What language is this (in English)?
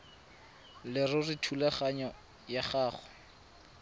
Tswana